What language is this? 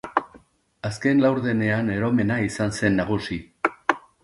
Basque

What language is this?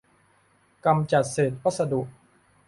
Thai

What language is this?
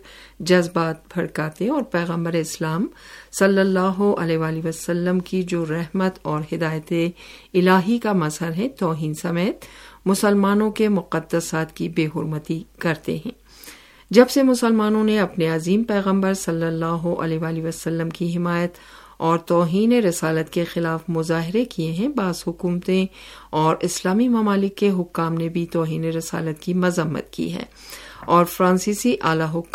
Urdu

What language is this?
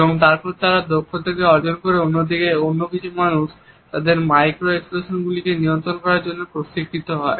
Bangla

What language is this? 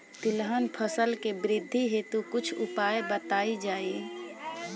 Bhojpuri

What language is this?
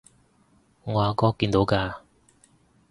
Cantonese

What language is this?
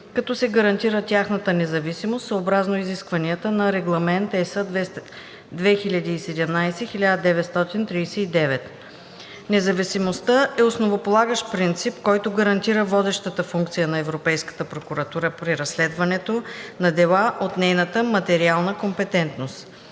Bulgarian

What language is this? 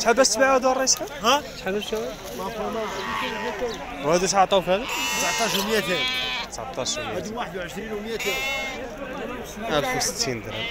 Arabic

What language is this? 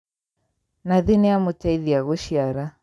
Kikuyu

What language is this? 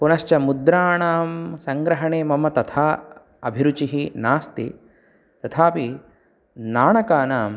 Sanskrit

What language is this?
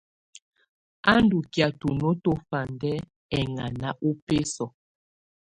Tunen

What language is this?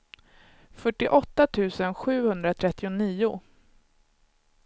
Swedish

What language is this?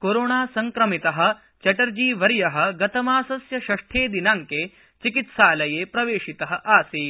Sanskrit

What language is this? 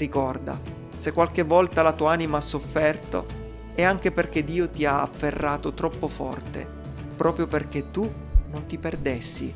Italian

